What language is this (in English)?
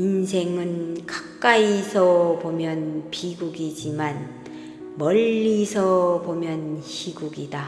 Korean